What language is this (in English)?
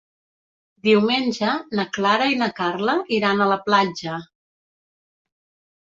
Catalan